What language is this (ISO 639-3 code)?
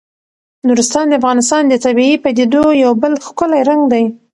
pus